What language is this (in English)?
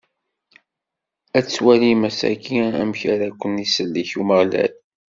Kabyle